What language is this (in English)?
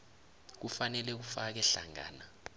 South Ndebele